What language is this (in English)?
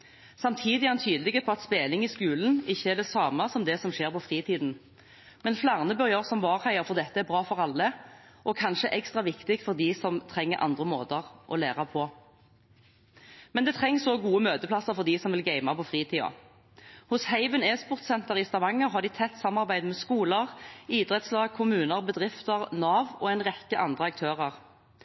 Norwegian Bokmål